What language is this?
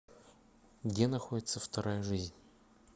Russian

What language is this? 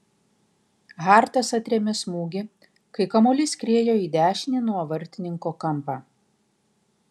Lithuanian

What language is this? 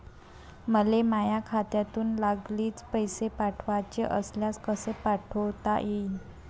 Marathi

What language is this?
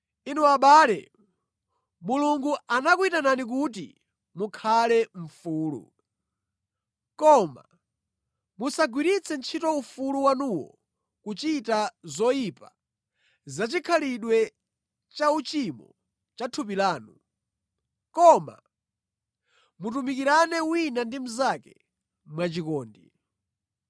Nyanja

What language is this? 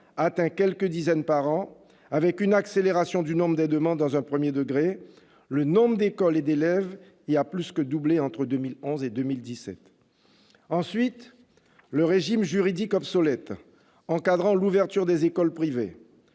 French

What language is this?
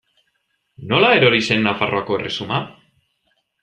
Basque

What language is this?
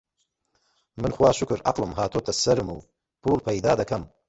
Central Kurdish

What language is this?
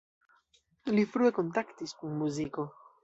Esperanto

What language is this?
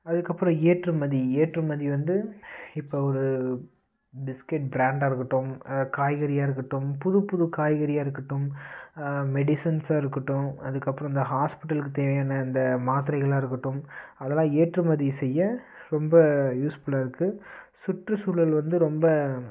Tamil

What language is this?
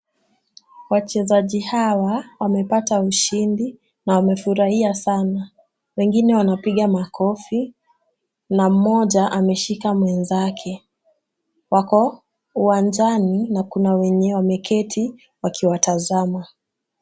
Swahili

